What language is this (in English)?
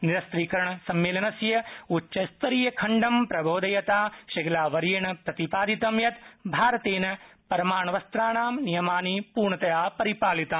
Sanskrit